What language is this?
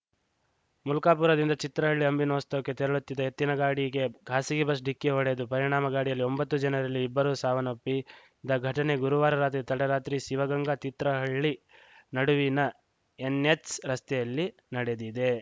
Kannada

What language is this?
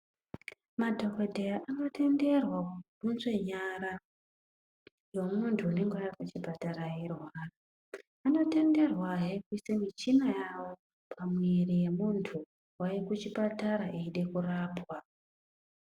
Ndau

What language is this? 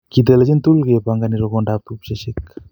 Kalenjin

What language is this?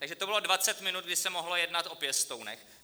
Czech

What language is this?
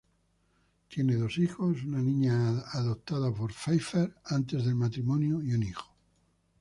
Spanish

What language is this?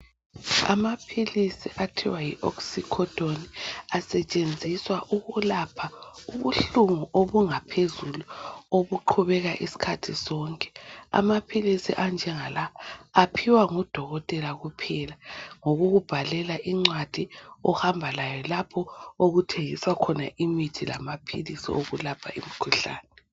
North Ndebele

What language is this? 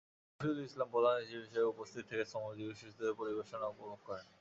Bangla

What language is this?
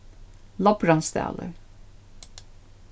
Faroese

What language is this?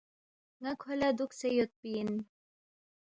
Balti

